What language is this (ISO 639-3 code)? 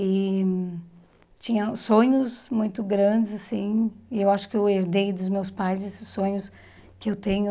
por